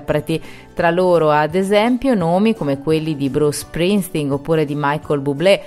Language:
Italian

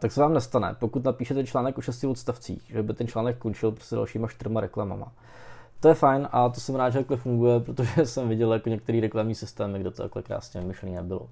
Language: Czech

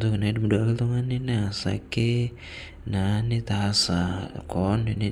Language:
Masai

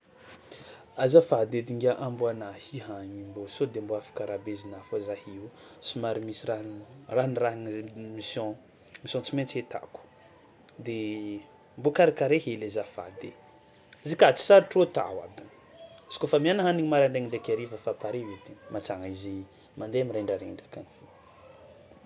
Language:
Tsimihety Malagasy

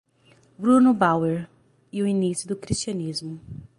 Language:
Portuguese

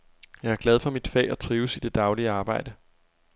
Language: Danish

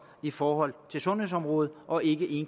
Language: Danish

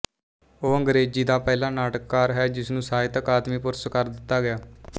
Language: Punjabi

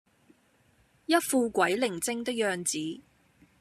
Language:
Cantonese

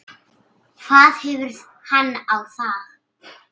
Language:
Icelandic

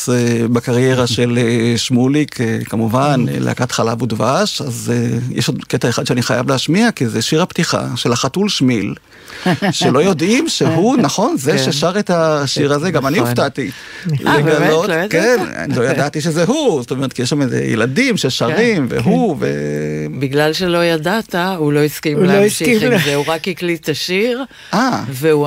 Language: Hebrew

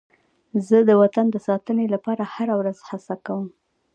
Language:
Pashto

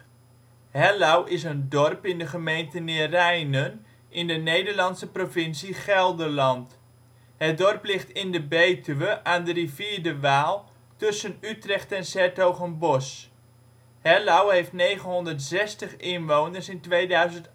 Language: Dutch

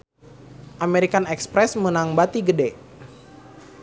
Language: Sundanese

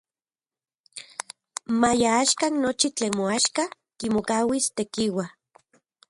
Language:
Central Puebla Nahuatl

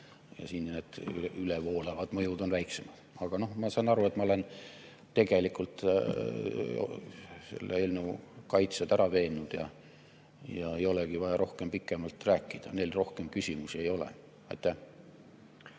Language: Estonian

